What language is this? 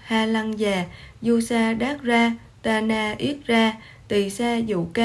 Vietnamese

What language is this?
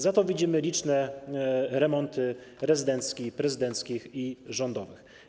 Polish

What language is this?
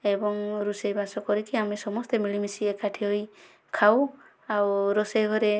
Odia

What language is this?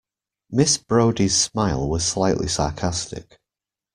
English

